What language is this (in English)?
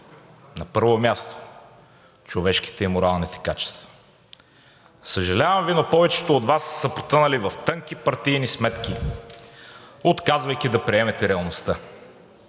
Bulgarian